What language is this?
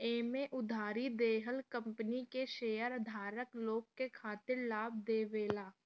Bhojpuri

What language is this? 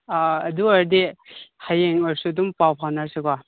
Manipuri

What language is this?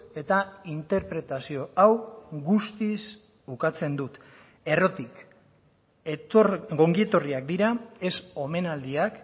Basque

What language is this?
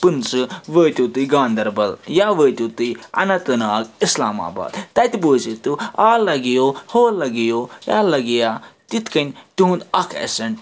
Kashmiri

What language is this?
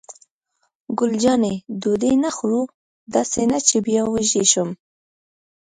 Pashto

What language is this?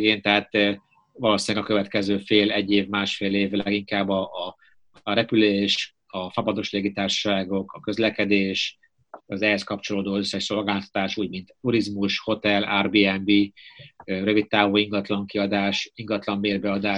Hungarian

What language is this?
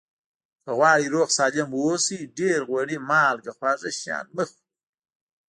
Pashto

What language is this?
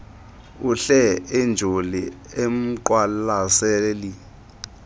Xhosa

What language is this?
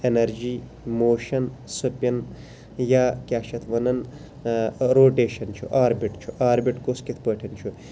Kashmiri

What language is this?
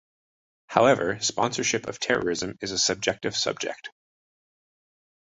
English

